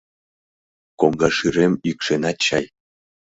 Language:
Mari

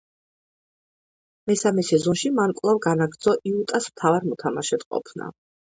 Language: Georgian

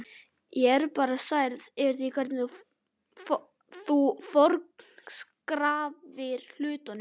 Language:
Icelandic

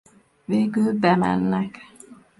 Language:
Hungarian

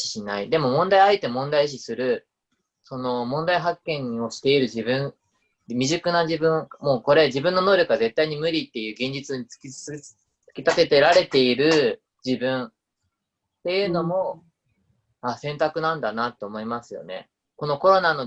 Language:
Japanese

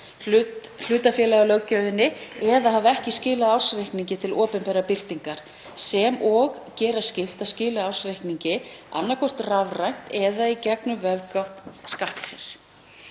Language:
Icelandic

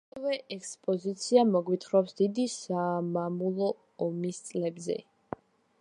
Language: Georgian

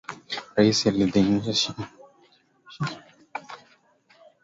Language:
Swahili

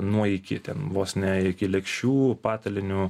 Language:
Lithuanian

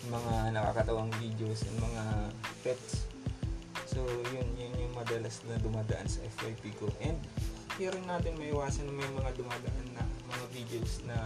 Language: Filipino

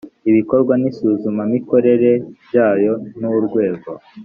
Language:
Kinyarwanda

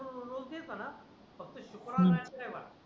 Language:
Marathi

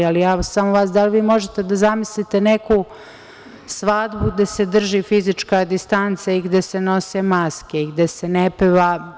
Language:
Serbian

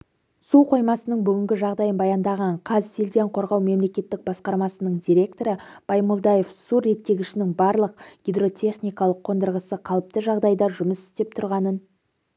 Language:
Kazakh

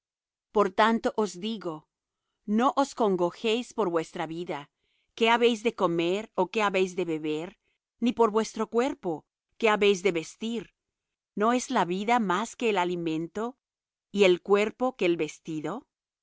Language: Spanish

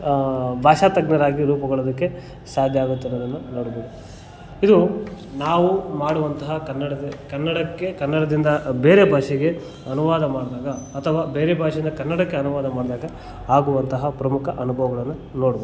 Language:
Kannada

